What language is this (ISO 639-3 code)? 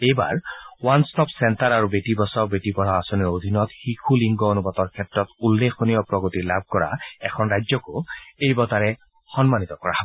asm